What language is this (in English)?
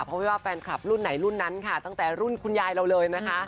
Thai